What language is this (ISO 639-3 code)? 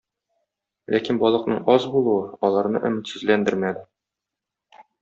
tat